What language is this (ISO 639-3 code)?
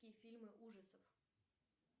rus